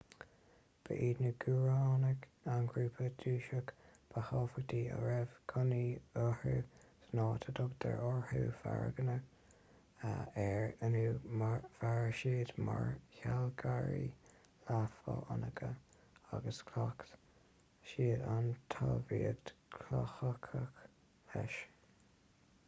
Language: Irish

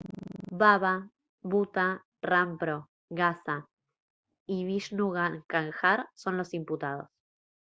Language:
Spanish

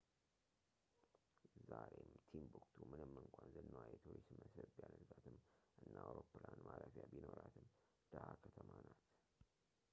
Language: Amharic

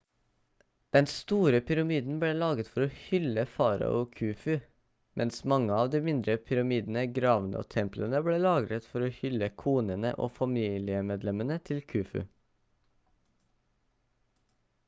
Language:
Norwegian Bokmål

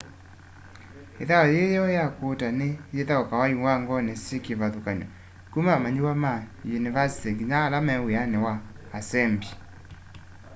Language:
Kamba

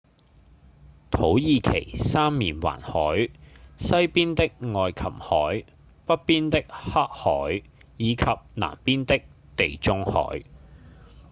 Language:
Cantonese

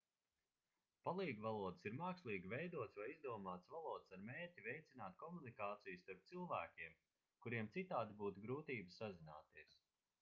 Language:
Latvian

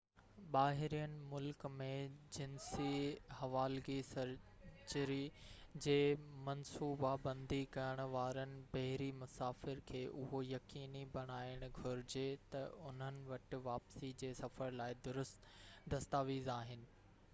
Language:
Sindhi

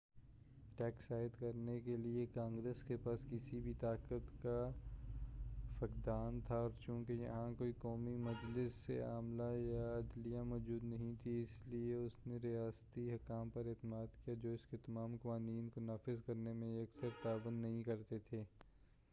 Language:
Urdu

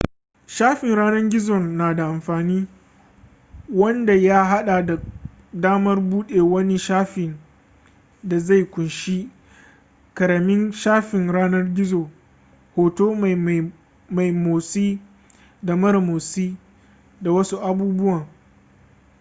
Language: Hausa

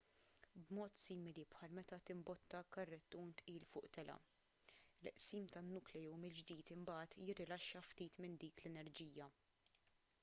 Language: Maltese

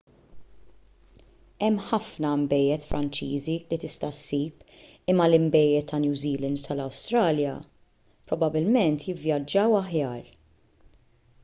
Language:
Maltese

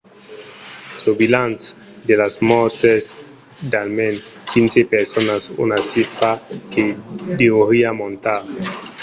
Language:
Occitan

